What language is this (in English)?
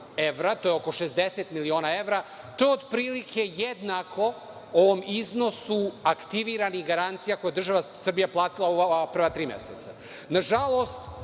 Serbian